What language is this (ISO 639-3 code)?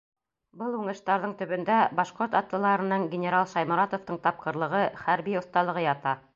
bak